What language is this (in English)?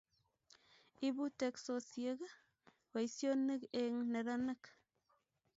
Kalenjin